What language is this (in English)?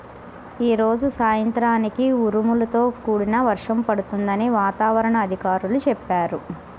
Telugu